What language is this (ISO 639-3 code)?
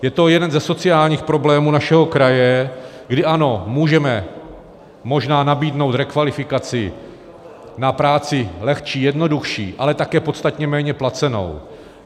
ces